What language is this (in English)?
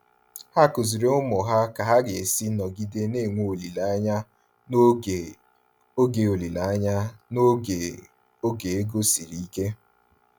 Igbo